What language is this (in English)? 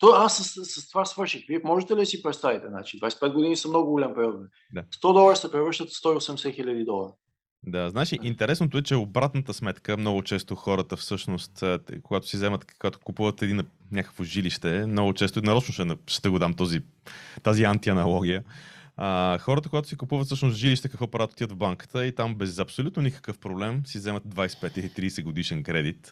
Bulgarian